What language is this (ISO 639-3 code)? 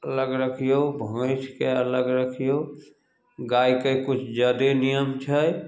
mai